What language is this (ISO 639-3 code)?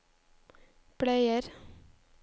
nor